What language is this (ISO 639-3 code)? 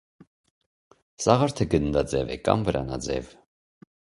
hye